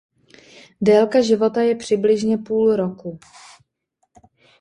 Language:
Czech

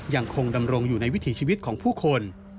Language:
Thai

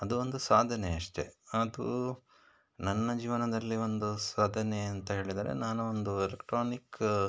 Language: Kannada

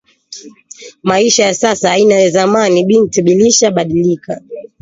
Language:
Swahili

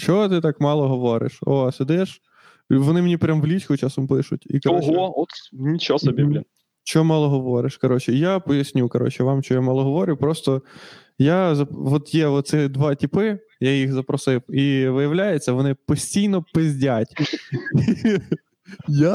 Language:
Ukrainian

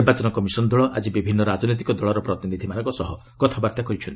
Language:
Odia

